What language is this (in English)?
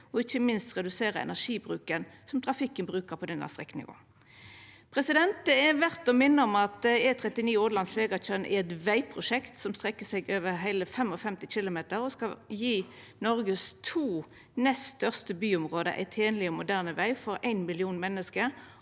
Norwegian